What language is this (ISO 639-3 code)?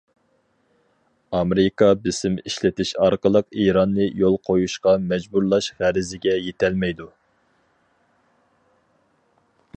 uig